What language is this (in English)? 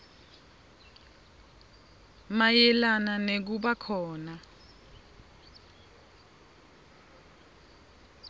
Swati